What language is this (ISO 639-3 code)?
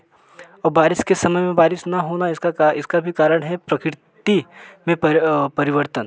hin